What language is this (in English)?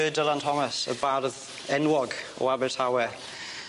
Welsh